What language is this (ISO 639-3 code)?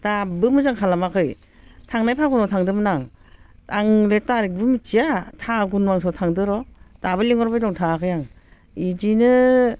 brx